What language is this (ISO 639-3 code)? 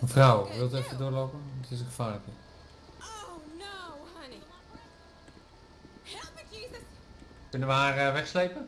nld